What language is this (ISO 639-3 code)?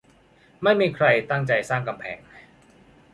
tha